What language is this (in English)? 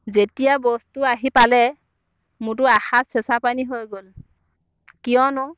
Assamese